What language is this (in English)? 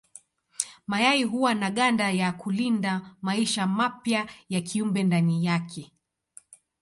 Swahili